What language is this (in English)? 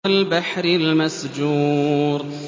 Arabic